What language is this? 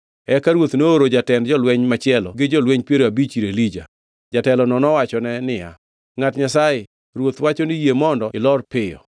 Luo (Kenya and Tanzania)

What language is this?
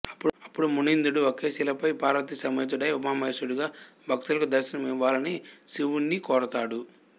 Telugu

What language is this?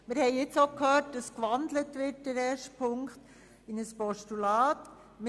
Swiss German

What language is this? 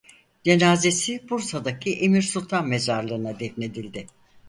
Turkish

